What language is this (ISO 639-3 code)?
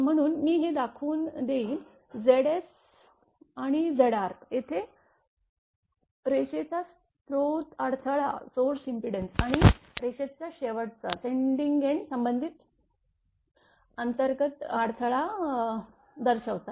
mar